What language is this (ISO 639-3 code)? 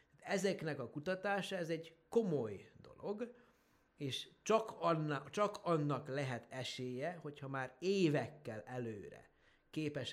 hun